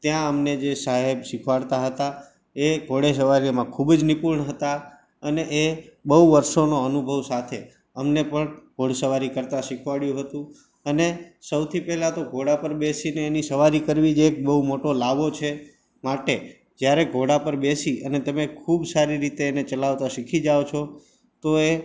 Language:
Gujarati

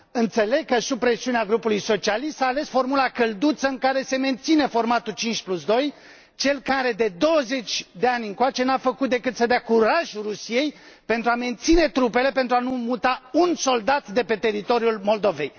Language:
Romanian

